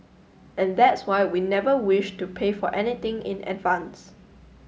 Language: English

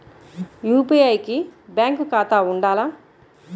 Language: Telugu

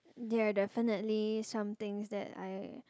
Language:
English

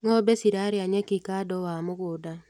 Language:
Kikuyu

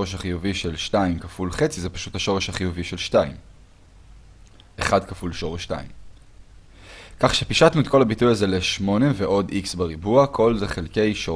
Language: Hebrew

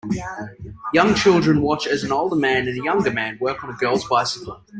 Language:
English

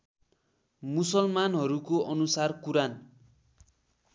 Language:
Nepali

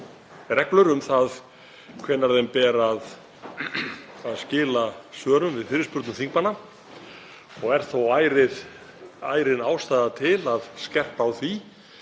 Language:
Icelandic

